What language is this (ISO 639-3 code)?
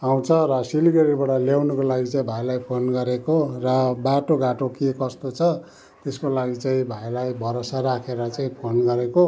nep